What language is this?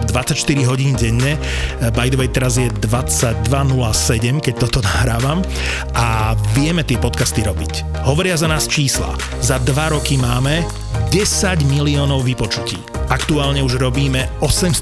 Slovak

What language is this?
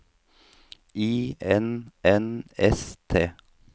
Norwegian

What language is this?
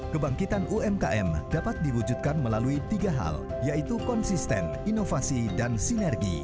Indonesian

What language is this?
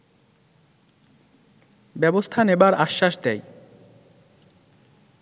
Bangla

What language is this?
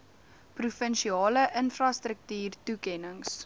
Afrikaans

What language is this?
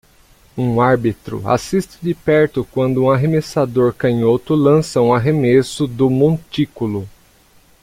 Portuguese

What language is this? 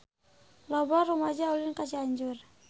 Sundanese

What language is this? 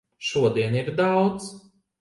Latvian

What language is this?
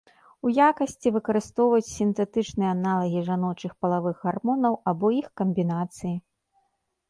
Belarusian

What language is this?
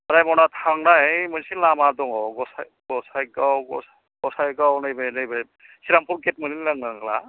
Bodo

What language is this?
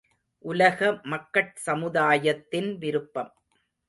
Tamil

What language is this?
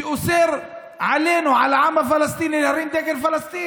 Hebrew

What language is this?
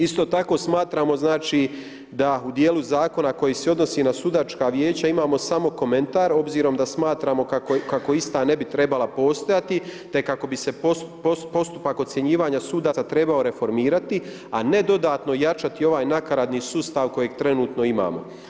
Croatian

